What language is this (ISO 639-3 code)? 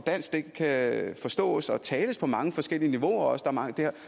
dan